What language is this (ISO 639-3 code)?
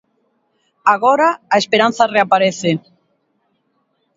glg